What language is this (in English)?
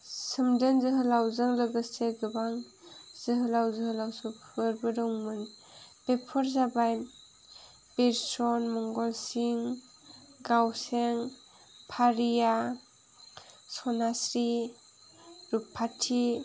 Bodo